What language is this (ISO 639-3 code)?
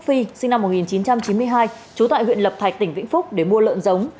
vie